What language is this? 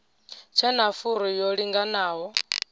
Venda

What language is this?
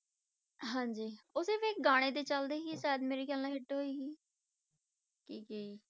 Punjabi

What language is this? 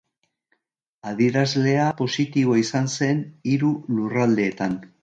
Basque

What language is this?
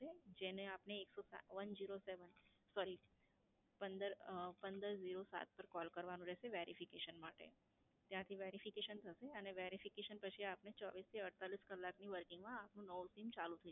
Gujarati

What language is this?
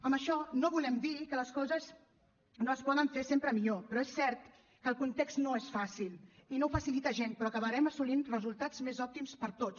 Catalan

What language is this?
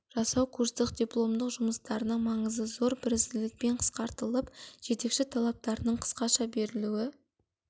Kazakh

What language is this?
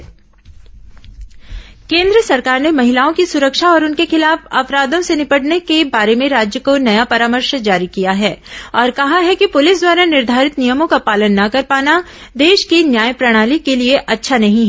Hindi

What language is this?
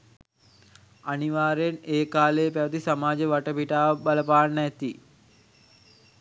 Sinhala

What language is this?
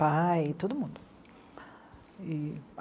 Portuguese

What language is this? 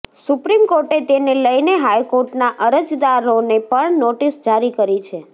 Gujarati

